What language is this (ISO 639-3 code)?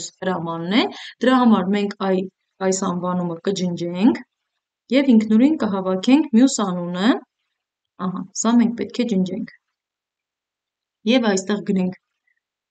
ron